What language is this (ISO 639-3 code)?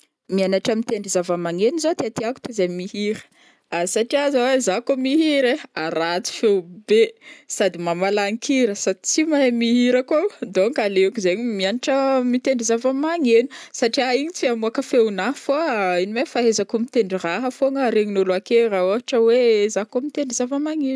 bmm